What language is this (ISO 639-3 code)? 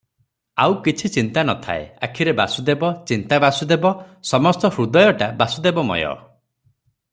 ori